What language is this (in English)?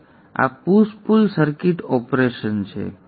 Gujarati